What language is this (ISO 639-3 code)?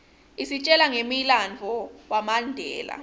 ssw